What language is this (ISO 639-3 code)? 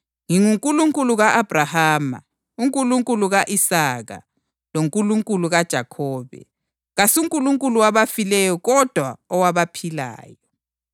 nde